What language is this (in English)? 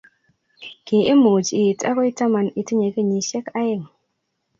Kalenjin